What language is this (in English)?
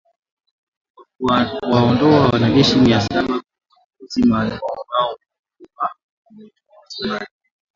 Swahili